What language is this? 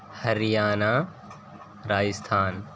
Urdu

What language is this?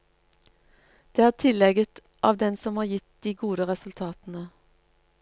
Norwegian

